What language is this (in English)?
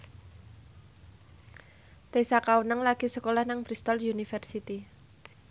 Javanese